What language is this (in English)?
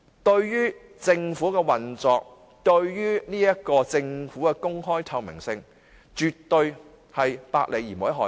Cantonese